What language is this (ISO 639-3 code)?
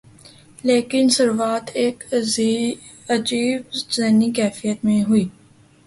urd